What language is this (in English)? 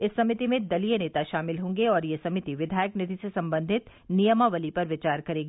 Hindi